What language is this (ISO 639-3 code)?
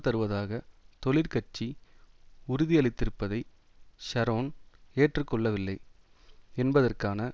tam